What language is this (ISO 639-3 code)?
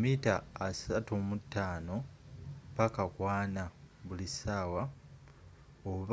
lug